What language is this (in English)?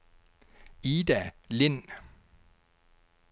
Danish